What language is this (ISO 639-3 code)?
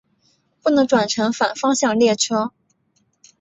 zho